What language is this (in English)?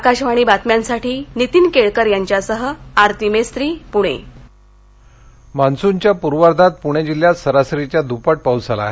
Marathi